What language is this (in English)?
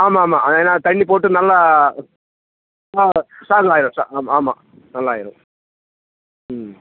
Tamil